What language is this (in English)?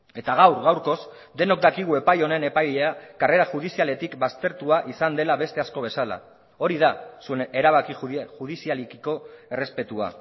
Basque